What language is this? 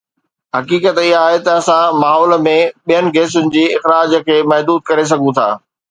Sindhi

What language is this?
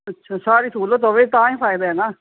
Punjabi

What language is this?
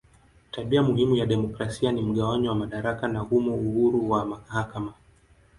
Swahili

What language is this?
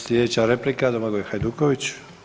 Croatian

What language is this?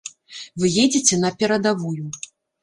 Belarusian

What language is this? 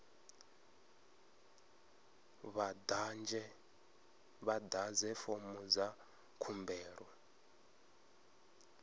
Venda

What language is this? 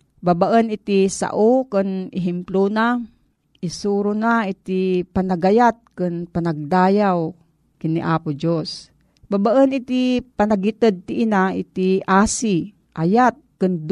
Filipino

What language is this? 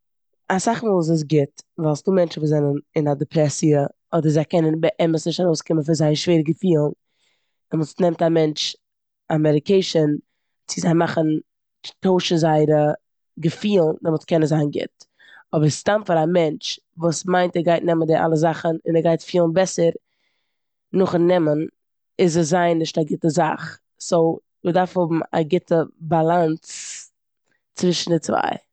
Yiddish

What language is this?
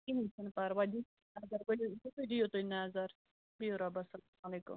Kashmiri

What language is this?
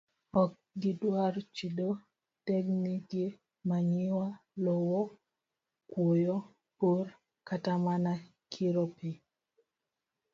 Luo (Kenya and Tanzania)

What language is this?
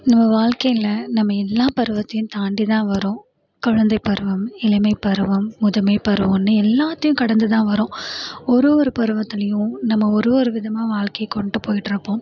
Tamil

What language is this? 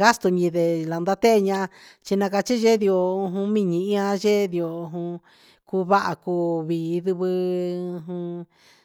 Huitepec Mixtec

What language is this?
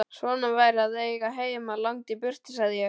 Icelandic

